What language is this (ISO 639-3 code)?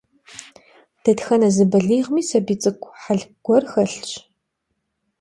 kbd